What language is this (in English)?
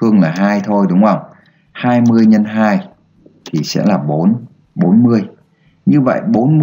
Vietnamese